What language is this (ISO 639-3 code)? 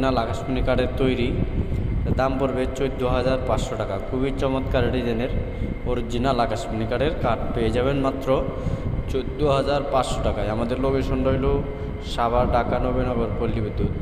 ind